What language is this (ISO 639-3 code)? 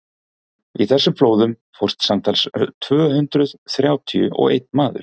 isl